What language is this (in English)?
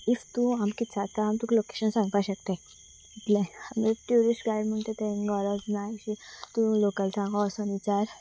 Konkani